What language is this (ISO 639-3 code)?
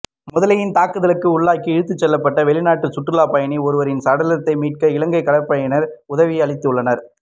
tam